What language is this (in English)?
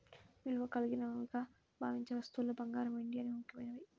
Telugu